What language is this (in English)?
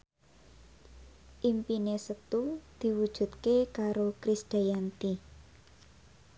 Javanese